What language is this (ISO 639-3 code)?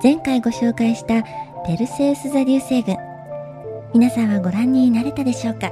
jpn